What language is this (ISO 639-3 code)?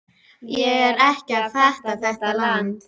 isl